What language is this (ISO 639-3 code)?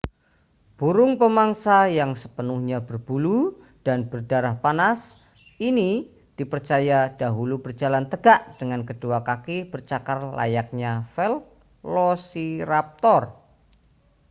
ind